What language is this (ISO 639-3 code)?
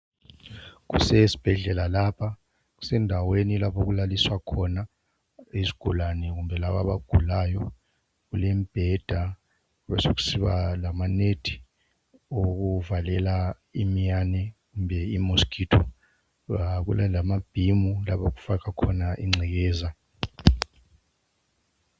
nde